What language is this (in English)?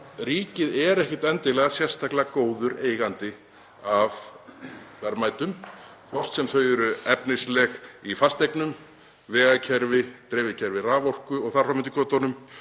Icelandic